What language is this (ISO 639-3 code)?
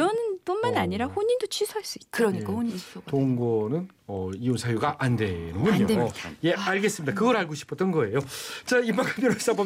kor